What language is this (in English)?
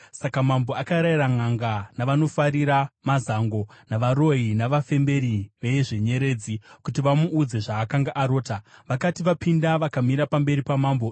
Shona